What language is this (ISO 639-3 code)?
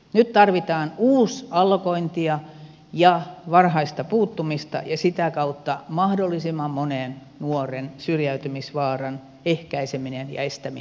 fin